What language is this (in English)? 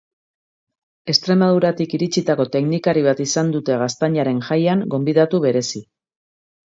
Basque